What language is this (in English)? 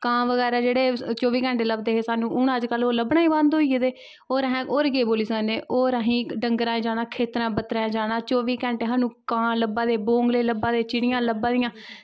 Dogri